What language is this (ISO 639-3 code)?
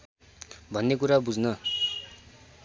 nep